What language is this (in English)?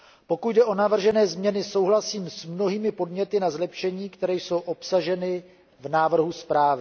Czech